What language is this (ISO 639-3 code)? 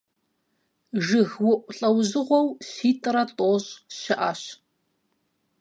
kbd